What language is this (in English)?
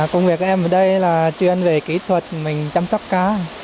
Vietnamese